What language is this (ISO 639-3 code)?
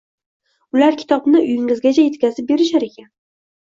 uzb